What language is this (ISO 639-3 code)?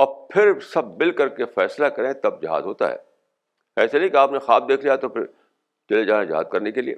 urd